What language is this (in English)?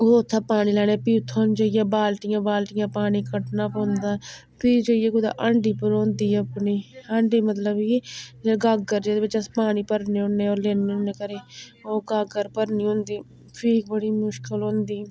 Dogri